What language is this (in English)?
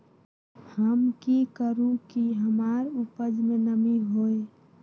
Magahi